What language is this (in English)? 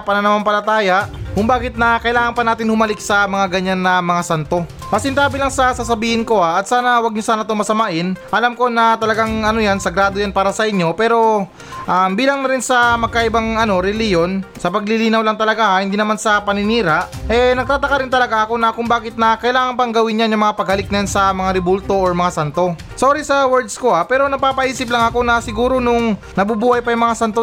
Filipino